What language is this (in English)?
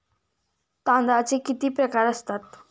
Marathi